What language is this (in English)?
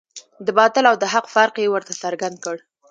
Pashto